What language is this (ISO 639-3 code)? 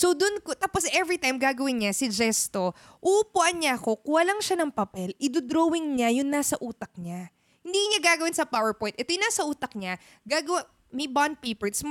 fil